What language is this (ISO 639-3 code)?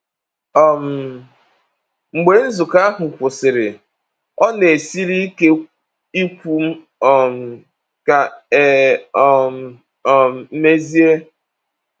ibo